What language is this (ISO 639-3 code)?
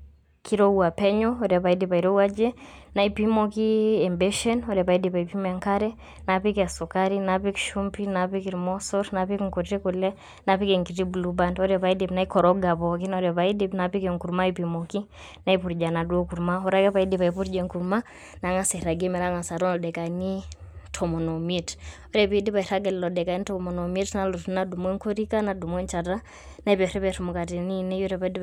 mas